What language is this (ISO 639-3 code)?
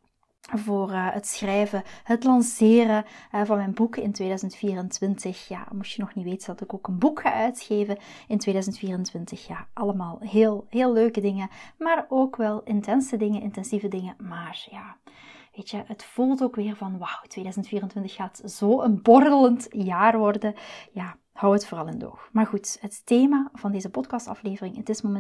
nld